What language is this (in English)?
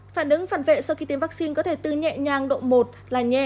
Vietnamese